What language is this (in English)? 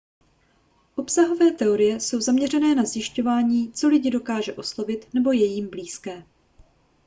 Czech